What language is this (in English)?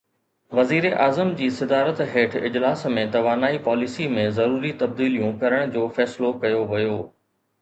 Sindhi